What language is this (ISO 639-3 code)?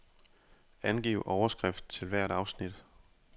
dan